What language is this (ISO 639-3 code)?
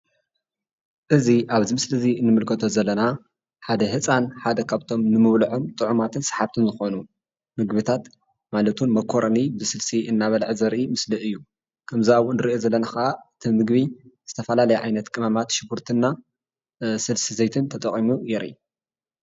tir